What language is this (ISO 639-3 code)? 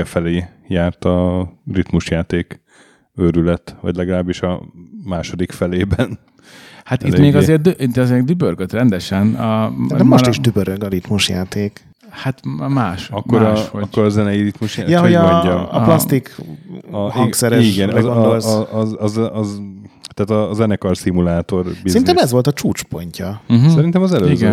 hun